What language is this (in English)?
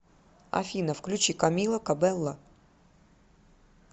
Russian